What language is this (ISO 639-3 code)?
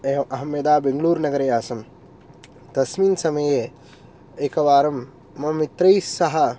san